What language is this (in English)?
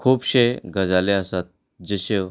Konkani